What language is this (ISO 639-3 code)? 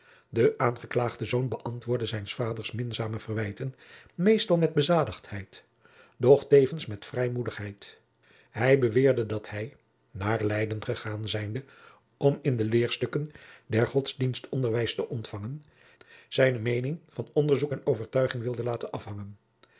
nld